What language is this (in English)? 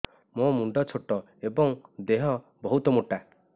Odia